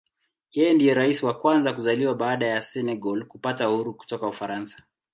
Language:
Swahili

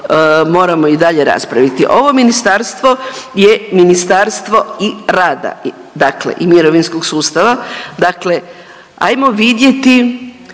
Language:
Croatian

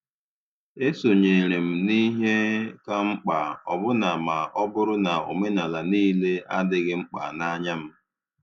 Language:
Igbo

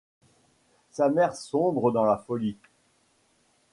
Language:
French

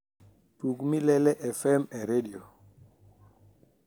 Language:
Luo (Kenya and Tanzania)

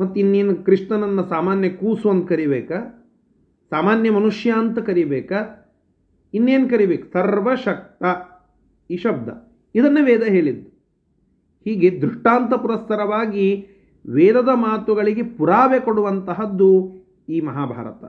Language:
Kannada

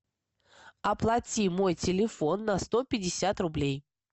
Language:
Russian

